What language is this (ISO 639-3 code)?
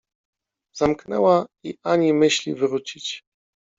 pol